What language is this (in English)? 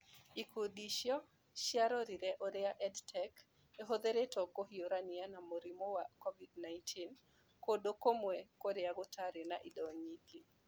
Kikuyu